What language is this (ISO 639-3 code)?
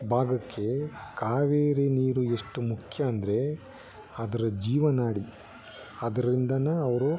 kan